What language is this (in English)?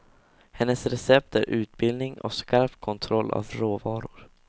Swedish